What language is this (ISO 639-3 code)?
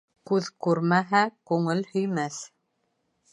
bak